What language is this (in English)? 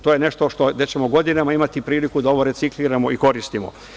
Serbian